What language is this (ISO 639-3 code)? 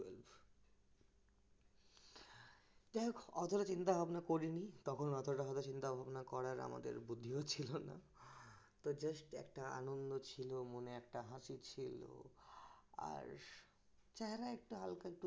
ben